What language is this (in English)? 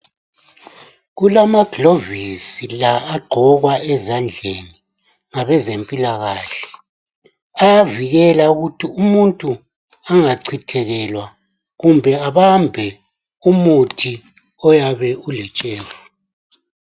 North Ndebele